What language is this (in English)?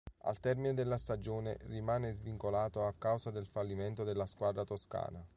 Italian